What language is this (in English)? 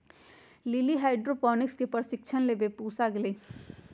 Magahi